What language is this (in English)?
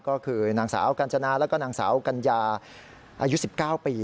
Thai